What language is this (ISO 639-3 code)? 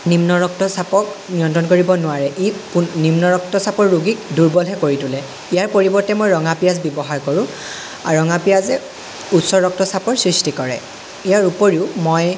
asm